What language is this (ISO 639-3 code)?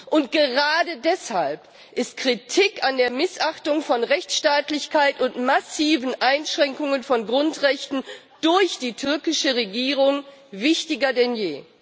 deu